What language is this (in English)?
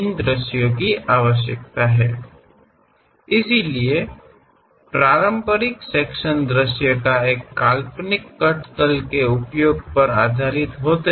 Kannada